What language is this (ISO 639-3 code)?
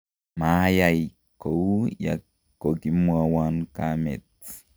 kln